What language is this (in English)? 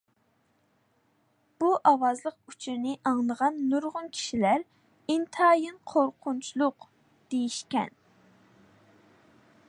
Uyghur